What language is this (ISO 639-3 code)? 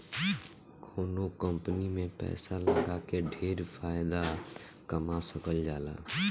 bho